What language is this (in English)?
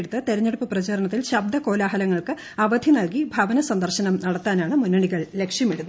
Malayalam